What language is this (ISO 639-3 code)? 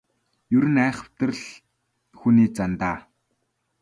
mon